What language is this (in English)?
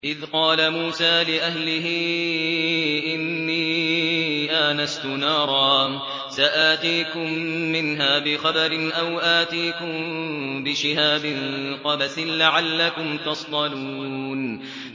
Arabic